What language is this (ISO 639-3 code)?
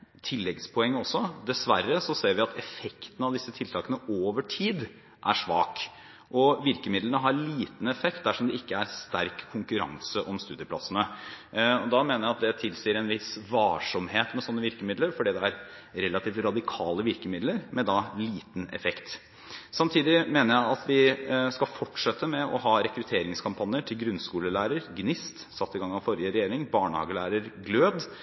nob